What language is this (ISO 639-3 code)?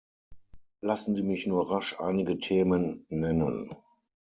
deu